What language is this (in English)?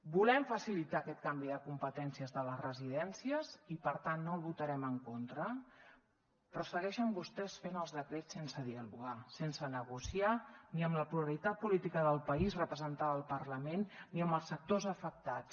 Catalan